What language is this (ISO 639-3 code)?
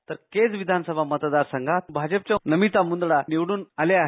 mar